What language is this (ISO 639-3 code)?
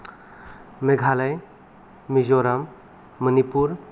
brx